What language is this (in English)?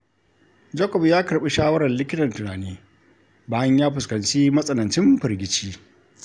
Hausa